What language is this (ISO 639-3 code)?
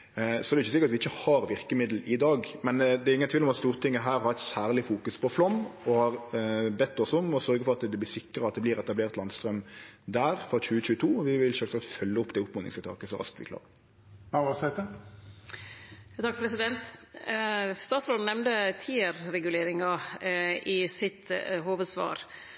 nno